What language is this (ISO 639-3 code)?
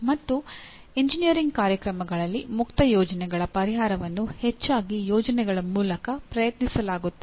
kan